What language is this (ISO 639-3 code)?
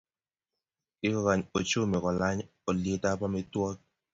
kln